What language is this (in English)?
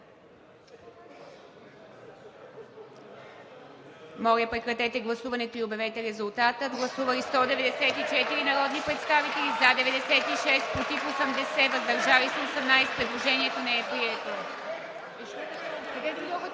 Bulgarian